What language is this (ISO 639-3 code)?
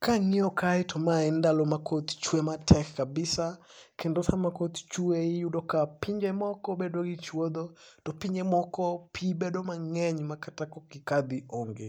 luo